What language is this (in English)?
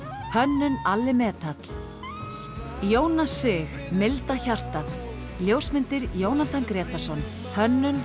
Icelandic